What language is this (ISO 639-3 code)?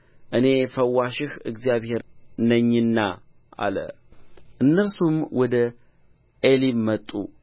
amh